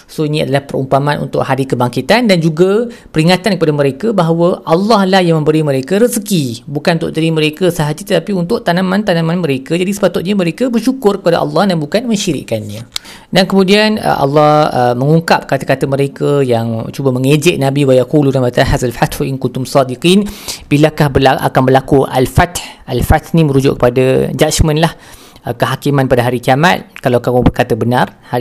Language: Malay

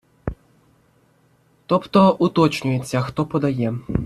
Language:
Ukrainian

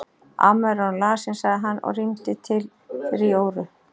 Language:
Icelandic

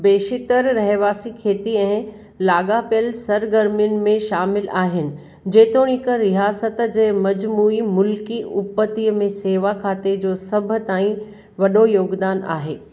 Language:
Sindhi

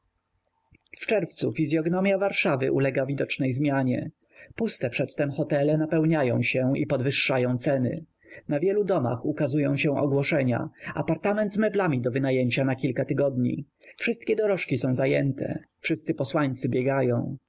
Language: Polish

